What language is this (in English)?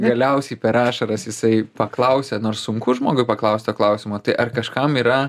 Lithuanian